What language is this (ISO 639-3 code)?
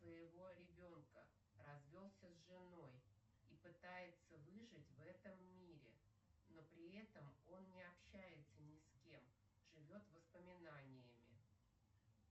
rus